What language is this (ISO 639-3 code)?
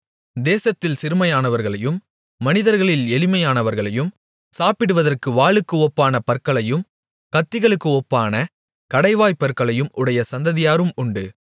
tam